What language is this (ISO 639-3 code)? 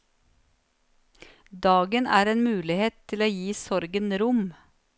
nor